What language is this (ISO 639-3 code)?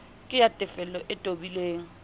sot